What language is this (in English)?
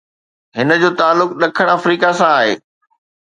Sindhi